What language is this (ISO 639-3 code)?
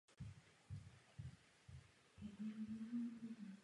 ces